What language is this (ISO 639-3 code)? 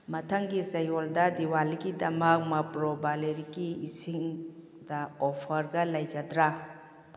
mni